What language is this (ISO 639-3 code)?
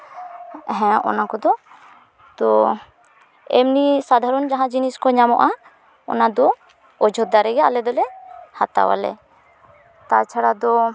sat